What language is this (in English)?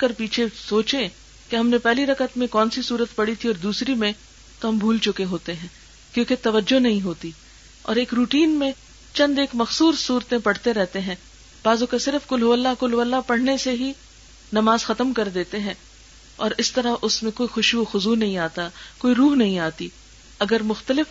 Urdu